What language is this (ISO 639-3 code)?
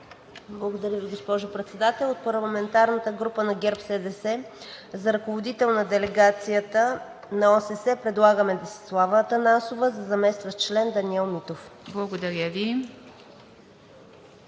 bul